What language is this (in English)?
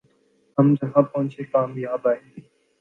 Urdu